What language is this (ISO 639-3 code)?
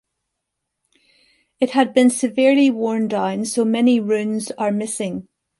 eng